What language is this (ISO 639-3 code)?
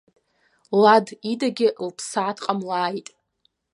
abk